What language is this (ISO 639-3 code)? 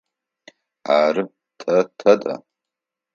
ady